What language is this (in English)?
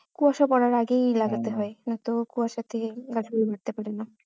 Bangla